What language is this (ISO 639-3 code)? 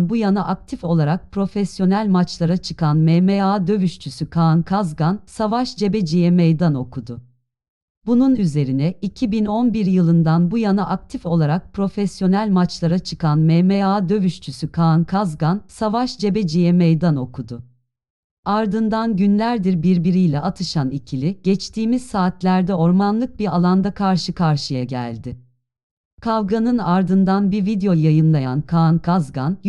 tur